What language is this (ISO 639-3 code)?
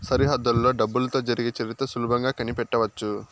tel